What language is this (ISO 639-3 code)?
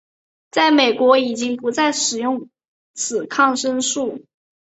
zho